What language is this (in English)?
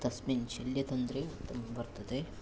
Sanskrit